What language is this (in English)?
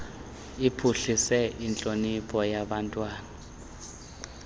Xhosa